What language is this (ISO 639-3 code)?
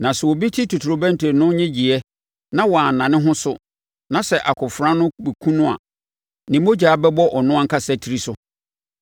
aka